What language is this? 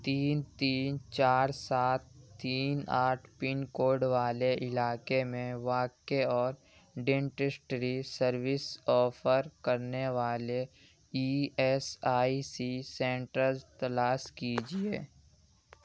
Urdu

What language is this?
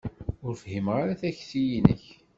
Kabyle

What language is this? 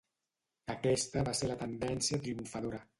Catalan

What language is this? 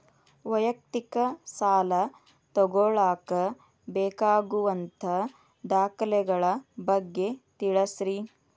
Kannada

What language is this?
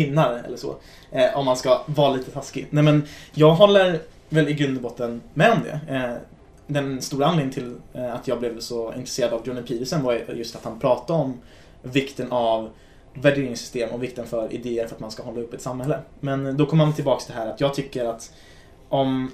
Swedish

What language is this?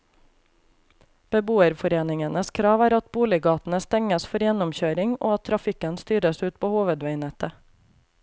Norwegian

